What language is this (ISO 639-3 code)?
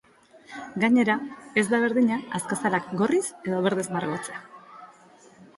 eus